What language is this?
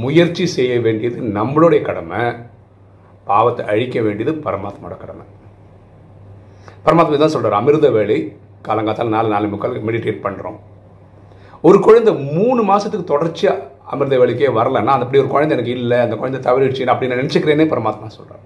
Tamil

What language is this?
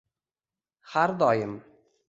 Uzbek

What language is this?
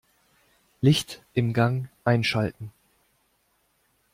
German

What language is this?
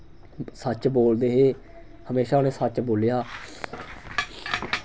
Dogri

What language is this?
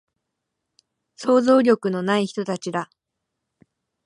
Japanese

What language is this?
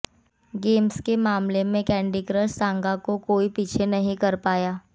Hindi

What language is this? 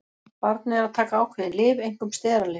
Icelandic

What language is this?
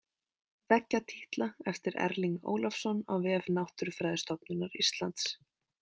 Icelandic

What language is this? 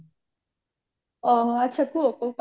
Odia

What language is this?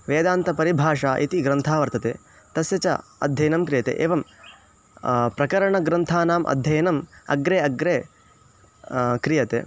Sanskrit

